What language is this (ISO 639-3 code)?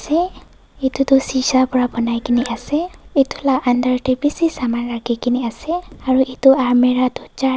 nag